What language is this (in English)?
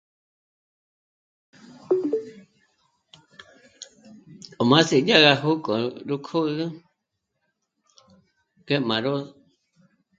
Michoacán Mazahua